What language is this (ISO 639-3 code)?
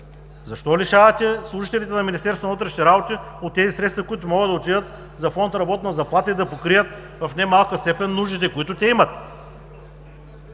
bul